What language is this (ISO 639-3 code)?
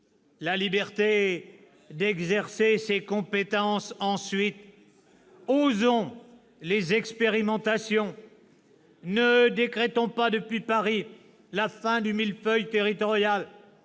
fra